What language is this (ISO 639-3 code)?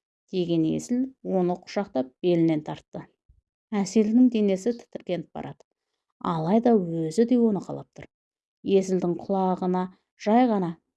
tur